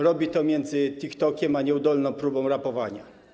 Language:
Polish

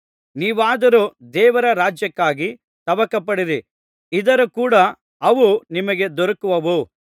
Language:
Kannada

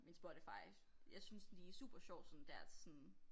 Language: Danish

